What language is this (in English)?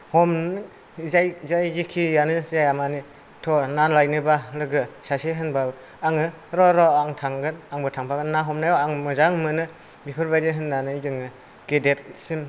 Bodo